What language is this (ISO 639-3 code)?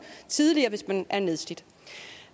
dan